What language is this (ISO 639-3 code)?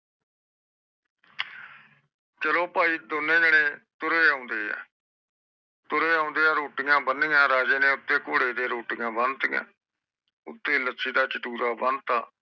pan